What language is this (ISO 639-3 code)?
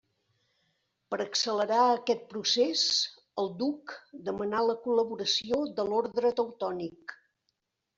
cat